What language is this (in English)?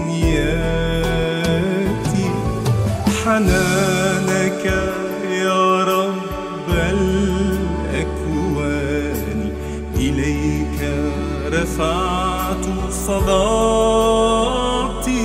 Arabic